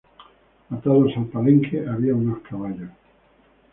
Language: Spanish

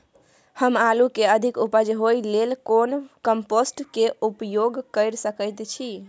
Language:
Maithili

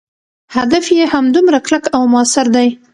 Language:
Pashto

